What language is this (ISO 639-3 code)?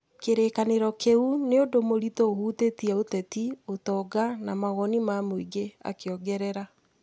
kik